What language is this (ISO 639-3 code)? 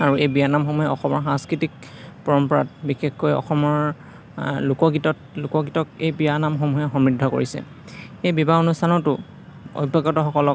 asm